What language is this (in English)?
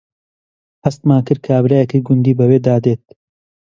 Central Kurdish